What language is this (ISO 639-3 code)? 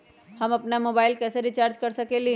mag